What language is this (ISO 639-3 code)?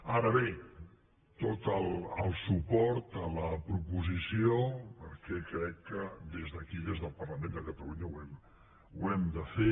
cat